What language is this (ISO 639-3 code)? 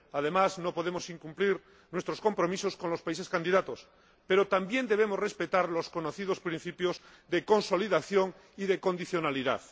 spa